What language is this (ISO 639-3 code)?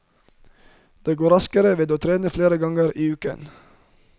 nor